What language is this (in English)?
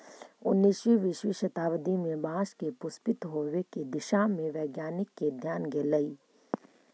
Magahi